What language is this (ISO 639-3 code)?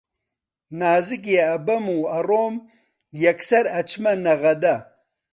ckb